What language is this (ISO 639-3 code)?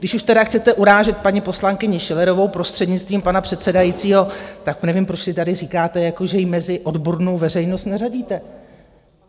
ces